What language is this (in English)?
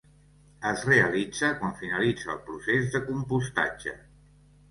Catalan